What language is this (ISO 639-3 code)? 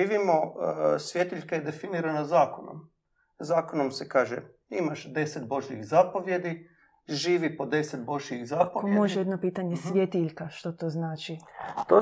hrv